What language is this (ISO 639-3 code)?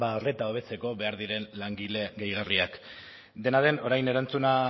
eus